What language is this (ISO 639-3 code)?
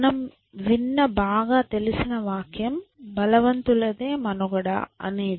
tel